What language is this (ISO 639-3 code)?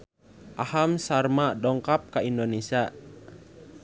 sun